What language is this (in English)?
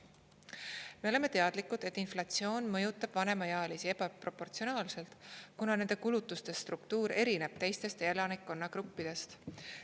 Estonian